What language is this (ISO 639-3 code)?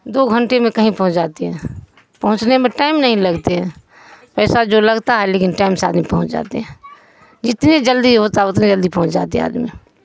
urd